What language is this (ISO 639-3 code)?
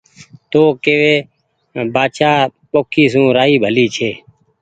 gig